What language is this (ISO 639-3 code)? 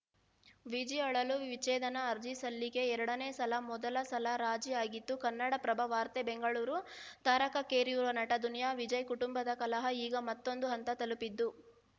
kan